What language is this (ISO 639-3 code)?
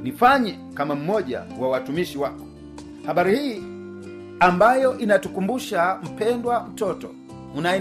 swa